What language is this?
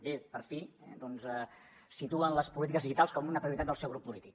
Catalan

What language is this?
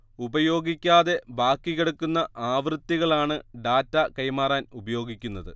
Malayalam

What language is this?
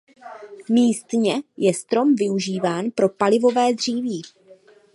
Czech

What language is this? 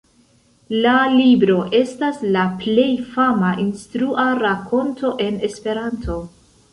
Esperanto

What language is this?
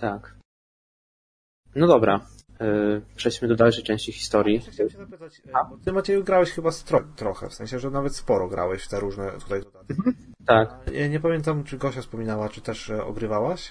Polish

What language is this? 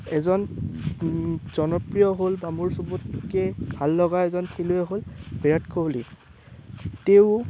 Assamese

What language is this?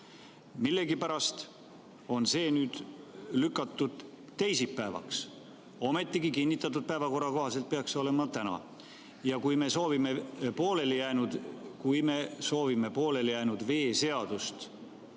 Estonian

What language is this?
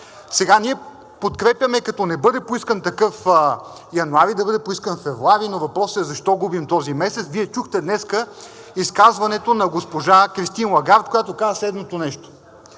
Bulgarian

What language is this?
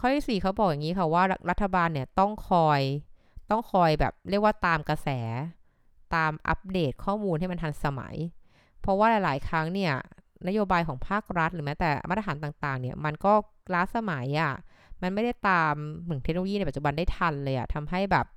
Thai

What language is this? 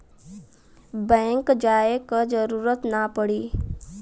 Bhojpuri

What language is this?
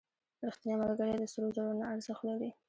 Pashto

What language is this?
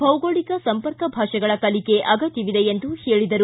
Kannada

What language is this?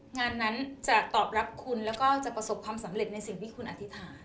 Thai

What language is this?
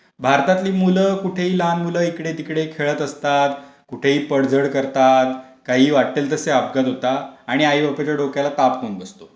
Marathi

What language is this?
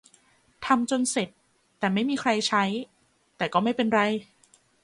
Thai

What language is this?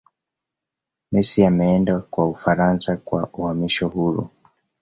Swahili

